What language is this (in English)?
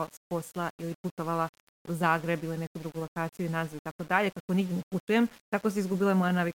Croatian